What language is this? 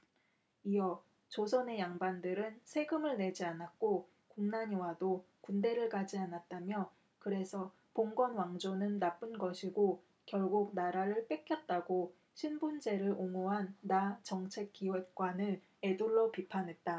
Korean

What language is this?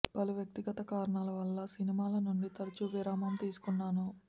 Telugu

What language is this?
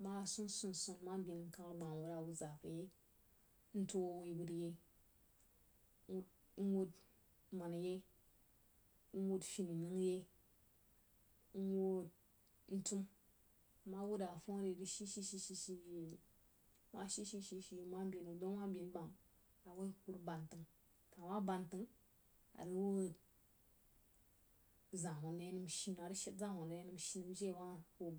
Jiba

